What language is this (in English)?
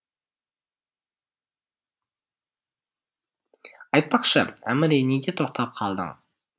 Kazakh